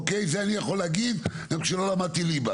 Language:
Hebrew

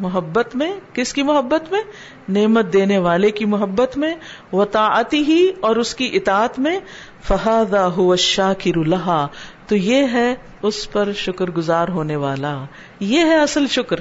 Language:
Urdu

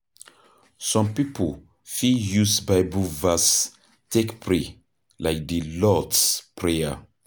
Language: Nigerian Pidgin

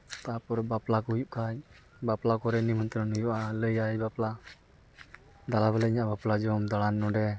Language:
Santali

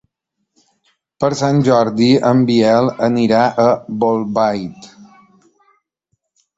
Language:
Catalan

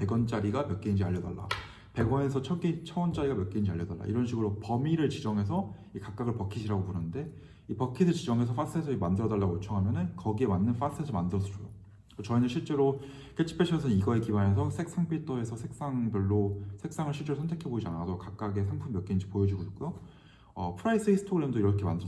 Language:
Korean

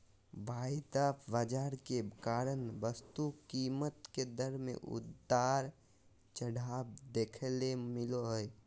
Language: Magahi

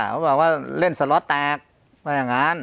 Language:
Thai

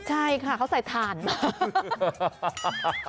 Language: Thai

